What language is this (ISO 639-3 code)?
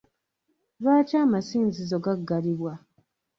lug